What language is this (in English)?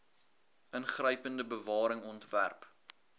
Afrikaans